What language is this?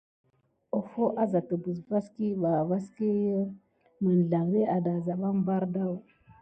Gidar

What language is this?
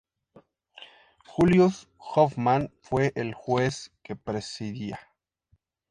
Spanish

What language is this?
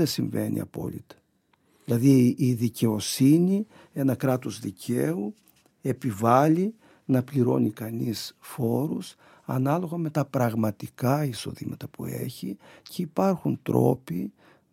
Greek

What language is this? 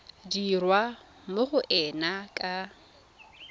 Tswana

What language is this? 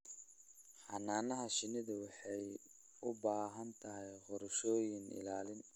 Somali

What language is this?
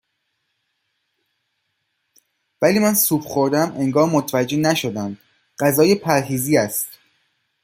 Persian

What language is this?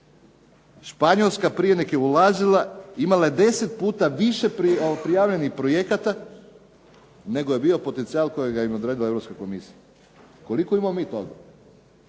Croatian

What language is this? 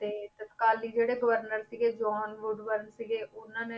Punjabi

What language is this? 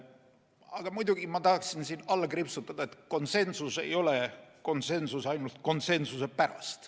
Estonian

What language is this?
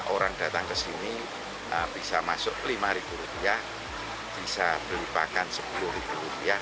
Indonesian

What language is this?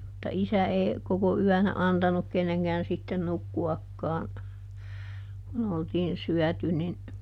Finnish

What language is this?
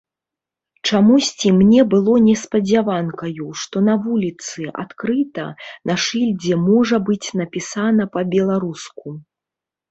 Belarusian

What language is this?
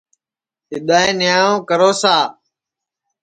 Sansi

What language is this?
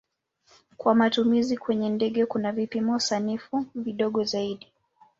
Swahili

